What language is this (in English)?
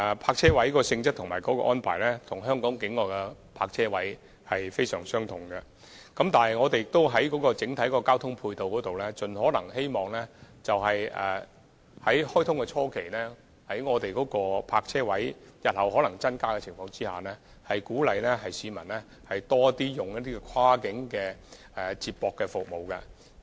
Cantonese